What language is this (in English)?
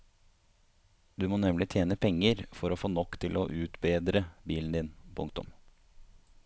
Norwegian